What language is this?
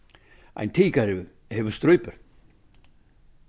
Faroese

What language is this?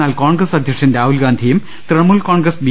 Malayalam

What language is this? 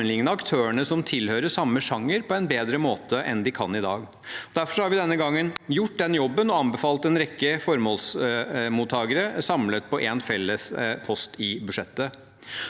Norwegian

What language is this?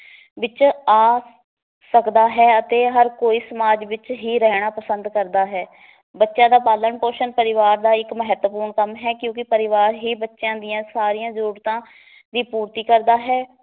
Punjabi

